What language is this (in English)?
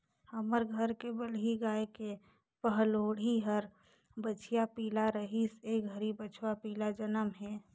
Chhattisgarhi